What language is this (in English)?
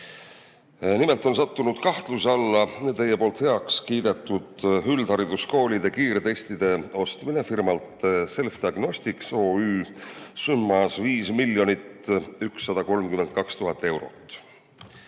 Estonian